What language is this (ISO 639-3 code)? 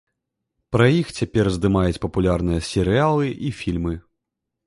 bel